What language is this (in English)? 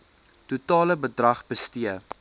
Afrikaans